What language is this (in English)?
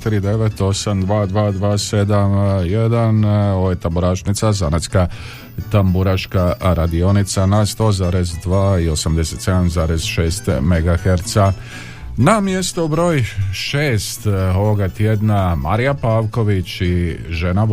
Croatian